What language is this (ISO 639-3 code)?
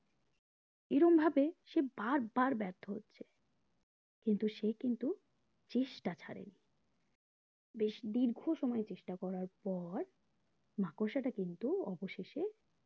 ben